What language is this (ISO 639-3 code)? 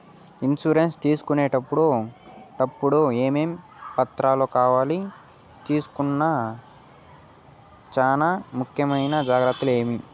tel